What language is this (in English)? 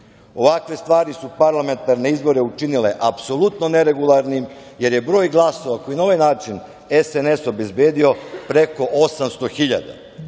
Serbian